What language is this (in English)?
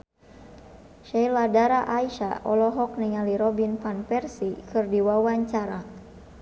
Sundanese